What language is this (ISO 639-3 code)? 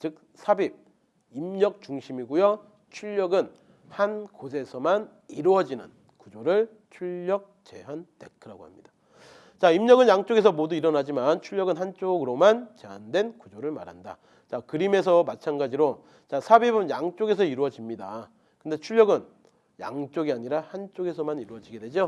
kor